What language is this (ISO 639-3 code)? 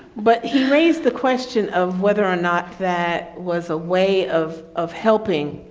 eng